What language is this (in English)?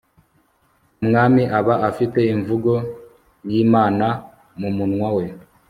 Kinyarwanda